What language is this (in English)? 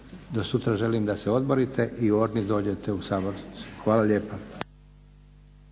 Croatian